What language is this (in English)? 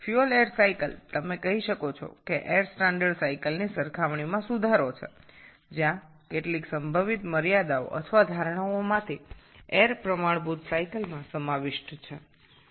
Bangla